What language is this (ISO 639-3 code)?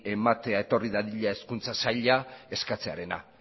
eus